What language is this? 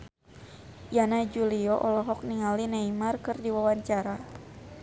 Sundanese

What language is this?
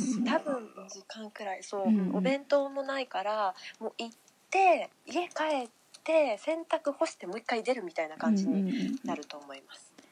Japanese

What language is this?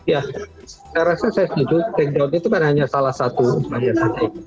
Indonesian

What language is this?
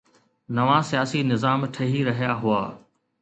Sindhi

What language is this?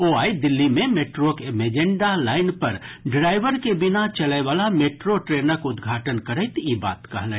Maithili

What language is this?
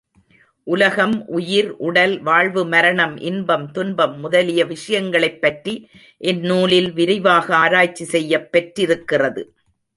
Tamil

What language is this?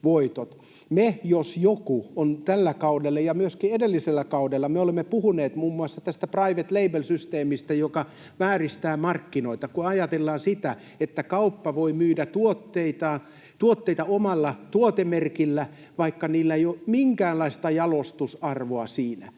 Finnish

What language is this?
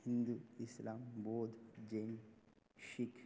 Sanskrit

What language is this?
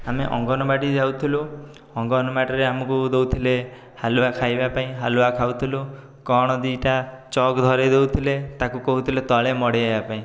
Odia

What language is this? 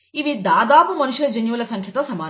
Telugu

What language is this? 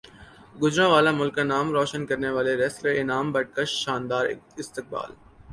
Urdu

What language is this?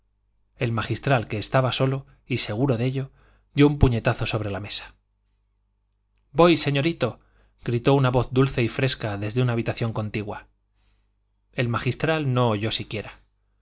Spanish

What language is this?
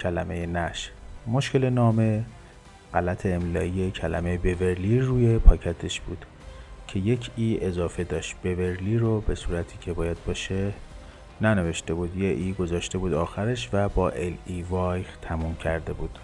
Persian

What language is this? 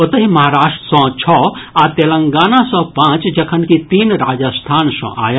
Maithili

